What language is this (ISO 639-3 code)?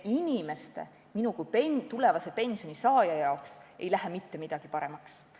est